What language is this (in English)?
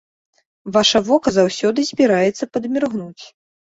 Belarusian